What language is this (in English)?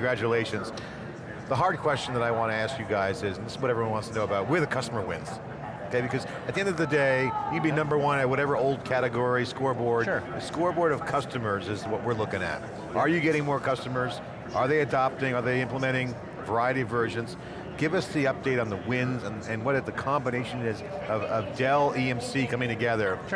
English